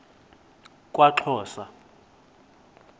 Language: Xhosa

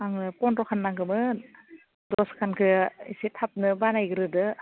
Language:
Bodo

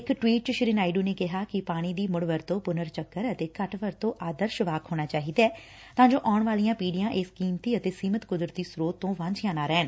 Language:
Punjabi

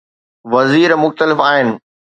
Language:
Sindhi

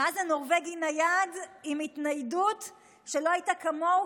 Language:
Hebrew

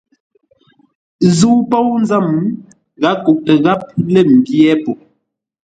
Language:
Ngombale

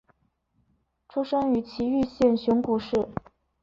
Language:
Chinese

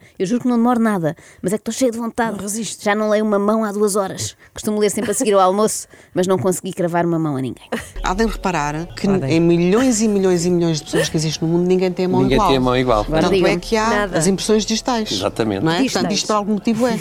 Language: Portuguese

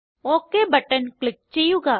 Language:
Malayalam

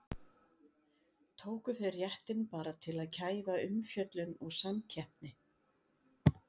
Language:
Icelandic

